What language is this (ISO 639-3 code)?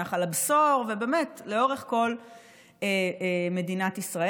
heb